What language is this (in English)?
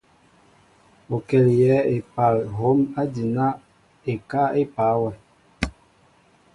Mbo (Cameroon)